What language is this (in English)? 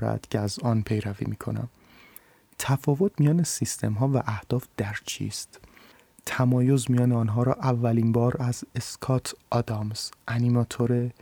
Persian